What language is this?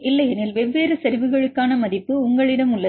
Tamil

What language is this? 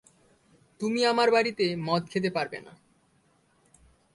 Bangla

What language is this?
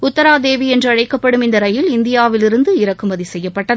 Tamil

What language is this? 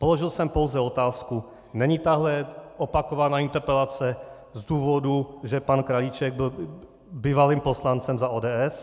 Czech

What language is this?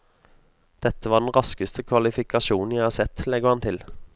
Norwegian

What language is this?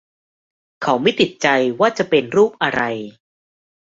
Thai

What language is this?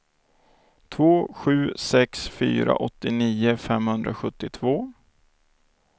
Swedish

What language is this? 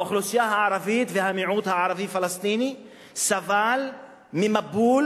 Hebrew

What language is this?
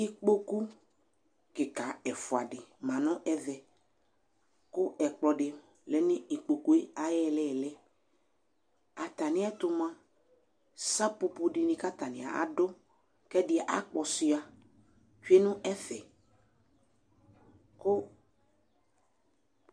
Ikposo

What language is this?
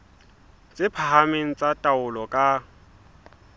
Southern Sotho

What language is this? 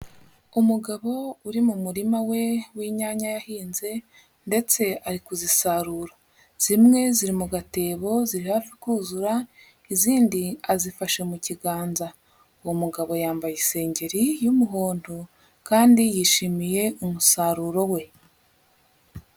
Kinyarwanda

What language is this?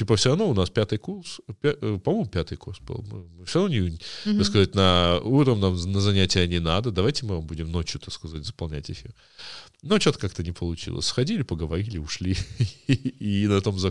Russian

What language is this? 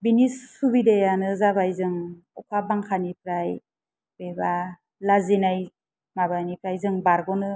Bodo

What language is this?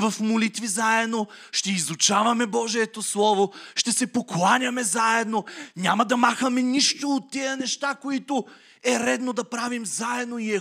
Bulgarian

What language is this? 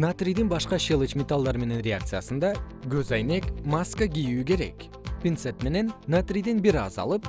Kyrgyz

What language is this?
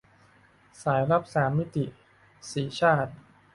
Thai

